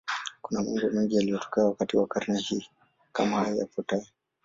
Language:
Swahili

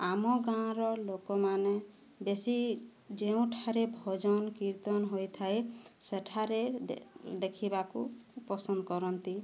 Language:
Odia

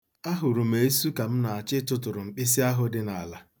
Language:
Igbo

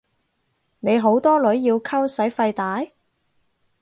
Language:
Cantonese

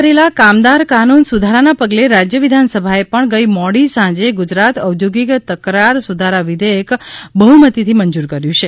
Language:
Gujarati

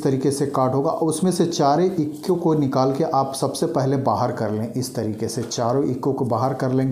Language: Hindi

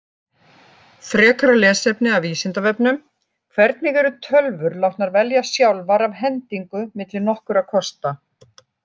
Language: Icelandic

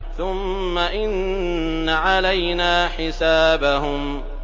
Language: Arabic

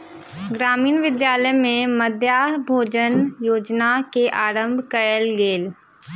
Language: Maithili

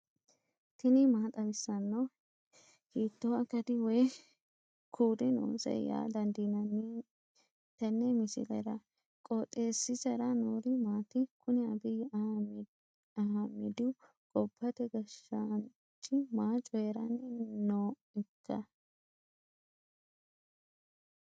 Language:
Sidamo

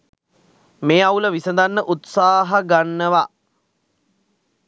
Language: Sinhala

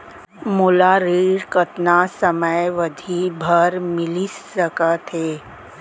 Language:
Chhattisgarhi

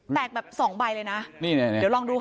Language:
Thai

